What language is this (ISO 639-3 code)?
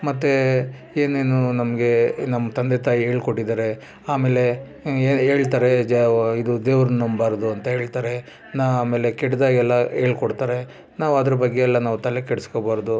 kan